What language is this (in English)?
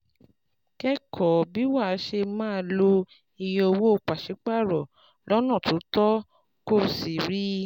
Yoruba